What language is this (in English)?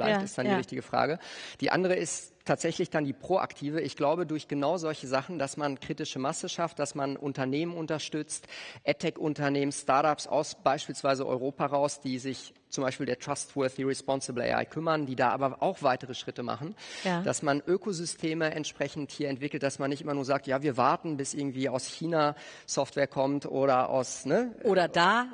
German